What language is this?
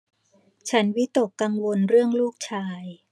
Thai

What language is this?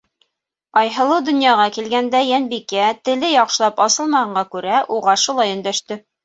Bashkir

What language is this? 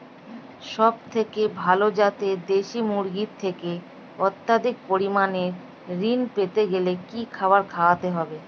Bangla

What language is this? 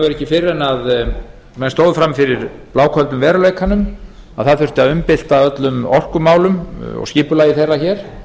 Icelandic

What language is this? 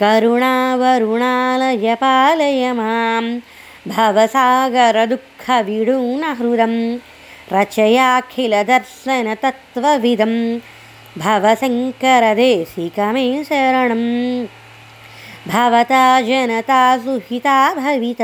Telugu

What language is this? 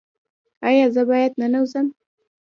Pashto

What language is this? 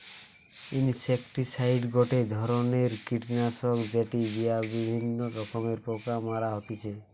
Bangla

